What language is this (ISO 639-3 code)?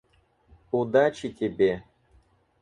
rus